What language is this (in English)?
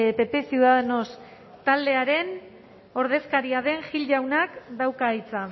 Basque